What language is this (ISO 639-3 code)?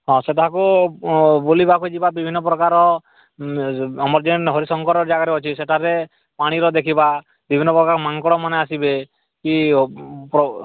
ori